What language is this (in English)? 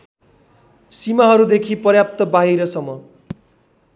Nepali